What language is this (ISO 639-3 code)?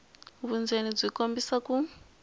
tso